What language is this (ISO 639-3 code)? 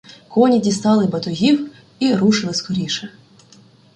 ukr